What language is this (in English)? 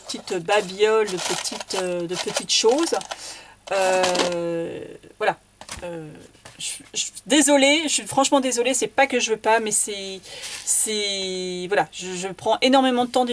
French